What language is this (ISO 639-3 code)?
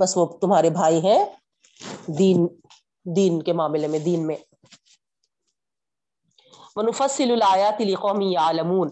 urd